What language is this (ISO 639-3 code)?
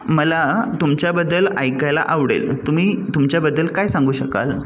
mar